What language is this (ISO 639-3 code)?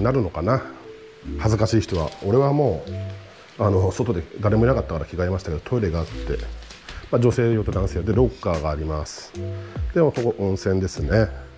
jpn